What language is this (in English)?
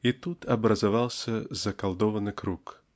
Russian